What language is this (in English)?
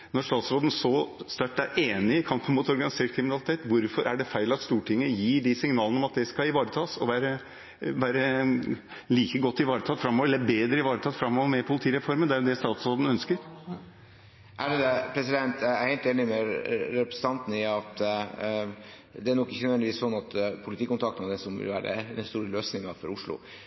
Norwegian Bokmål